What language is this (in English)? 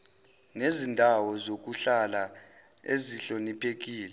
Zulu